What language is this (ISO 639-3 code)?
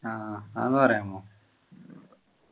mal